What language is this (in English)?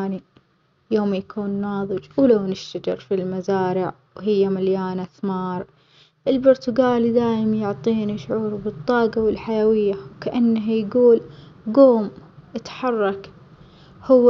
Omani Arabic